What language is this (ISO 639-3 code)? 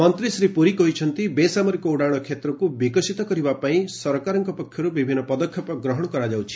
ori